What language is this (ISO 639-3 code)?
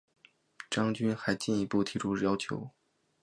zho